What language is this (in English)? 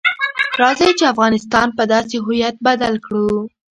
Pashto